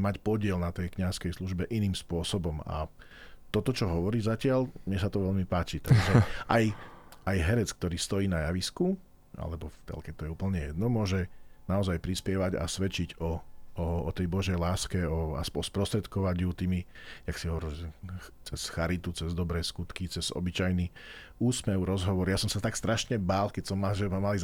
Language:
Slovak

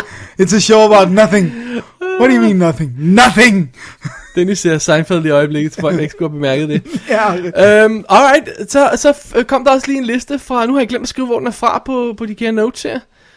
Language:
Danish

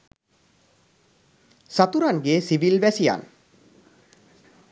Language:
Sinhala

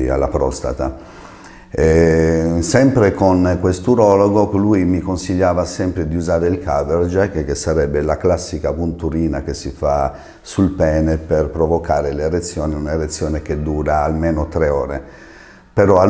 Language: Italian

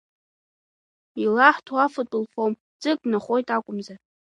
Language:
Abkhazian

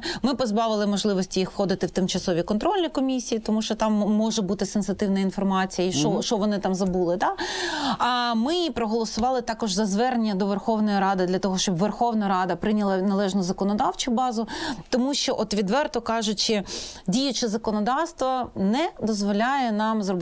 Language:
Ukrainian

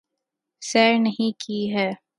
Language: Urdu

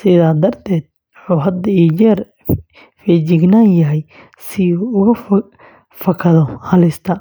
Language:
Somali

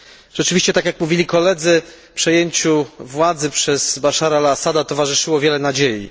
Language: Polish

